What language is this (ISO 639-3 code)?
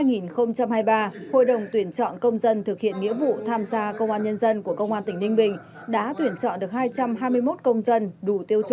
vie